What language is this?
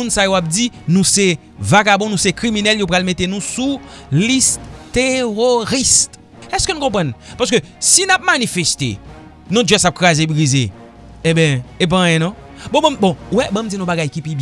French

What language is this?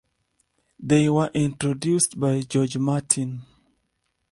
English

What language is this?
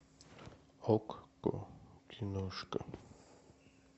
Russian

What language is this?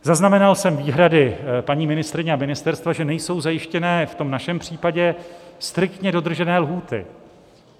Czech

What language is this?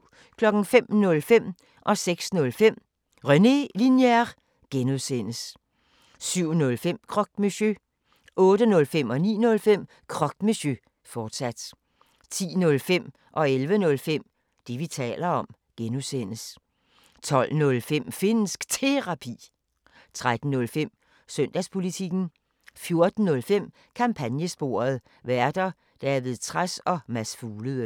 Danish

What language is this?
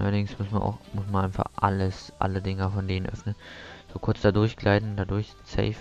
German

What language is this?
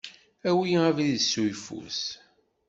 Kabyle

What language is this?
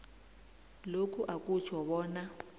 South Ndebele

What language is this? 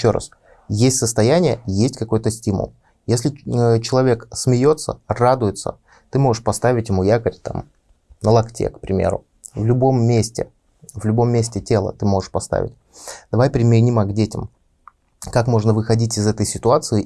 Russian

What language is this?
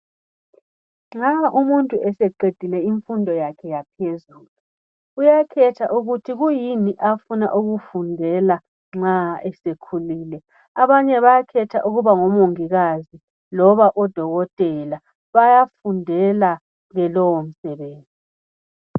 North Ndebele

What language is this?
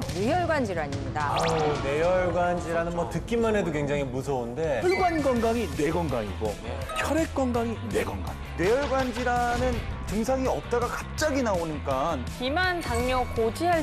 Korean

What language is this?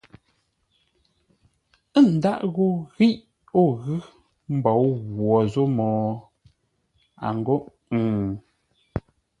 Ngombale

